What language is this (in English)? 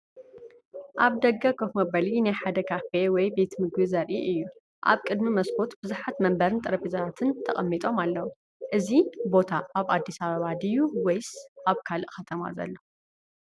Tigrinya